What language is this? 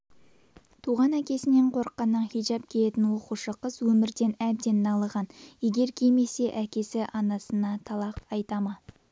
Kazakh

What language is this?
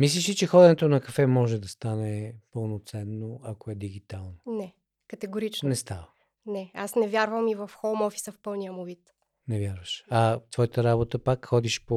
Bulgarian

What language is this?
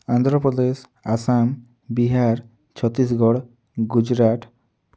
Odia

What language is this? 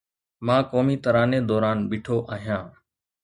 Sindhi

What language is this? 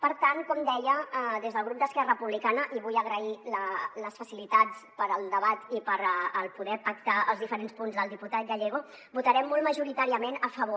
Catalan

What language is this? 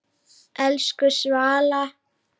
Icelandic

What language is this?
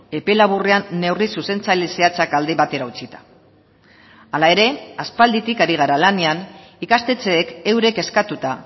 Basque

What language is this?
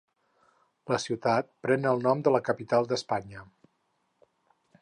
Catalan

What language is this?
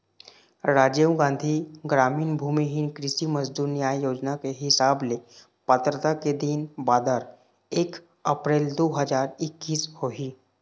Chhattisgarhi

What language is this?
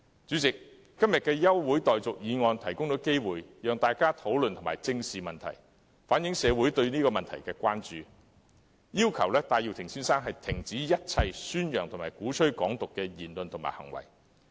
Cantonese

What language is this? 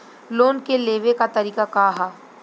Bhojpuri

